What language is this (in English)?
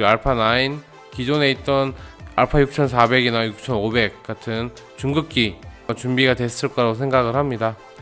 Korean